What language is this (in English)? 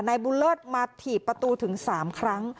Thai